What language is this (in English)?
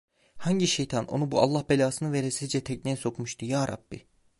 Turkish